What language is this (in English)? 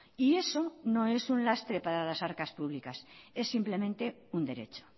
Spanish